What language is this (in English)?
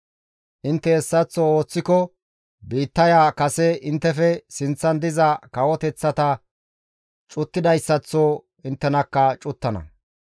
Gamo